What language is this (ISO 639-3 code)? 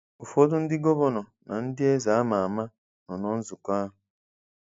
ibo